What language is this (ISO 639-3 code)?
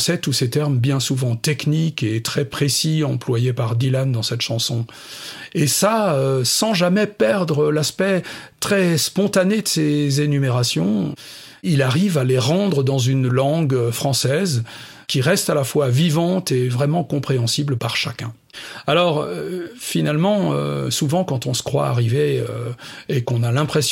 fra